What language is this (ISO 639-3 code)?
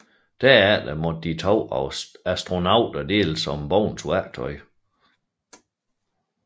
dan